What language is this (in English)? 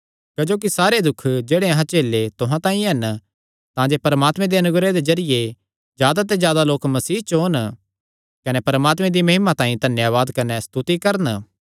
Kangri